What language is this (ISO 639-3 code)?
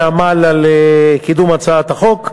heb